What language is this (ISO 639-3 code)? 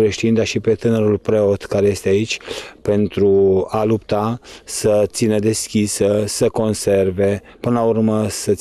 ron